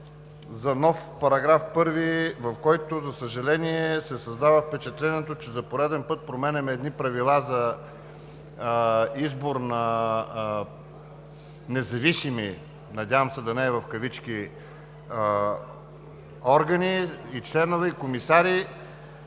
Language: Bulgarian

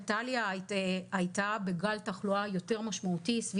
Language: Hebrew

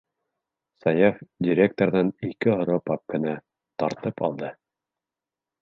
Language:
Bashkir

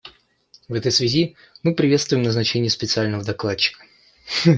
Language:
Russian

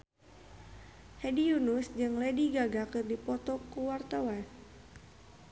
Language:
Sundanese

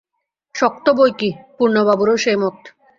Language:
Bangla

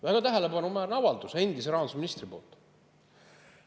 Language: Estonian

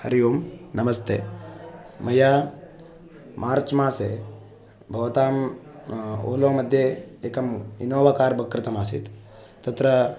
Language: Sanskrit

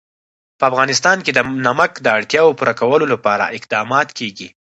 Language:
Pashto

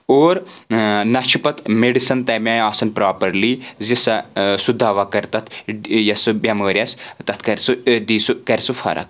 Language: Kashmiri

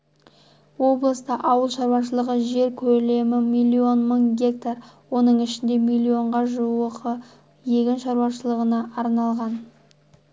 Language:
Kazakh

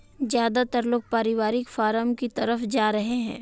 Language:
Hindi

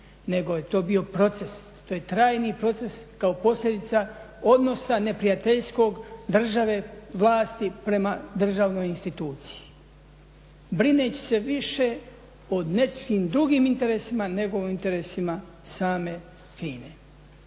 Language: Croatian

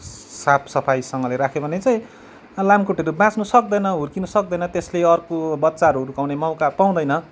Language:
Nepali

